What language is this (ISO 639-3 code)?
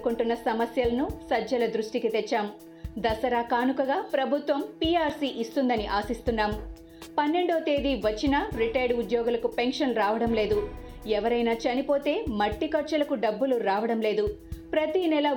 tel